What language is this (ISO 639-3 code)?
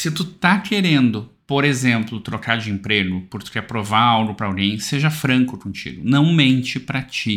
por